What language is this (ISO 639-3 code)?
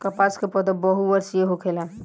bho